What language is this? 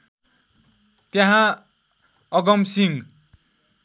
Nepali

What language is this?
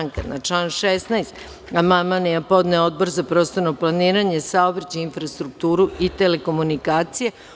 Serbian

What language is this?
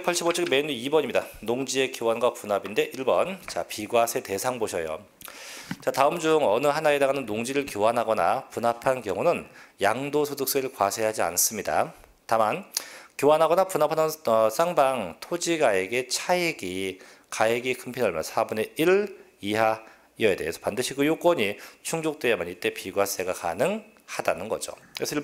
Korean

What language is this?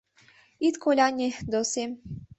Mari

